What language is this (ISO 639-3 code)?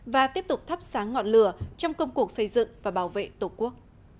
vie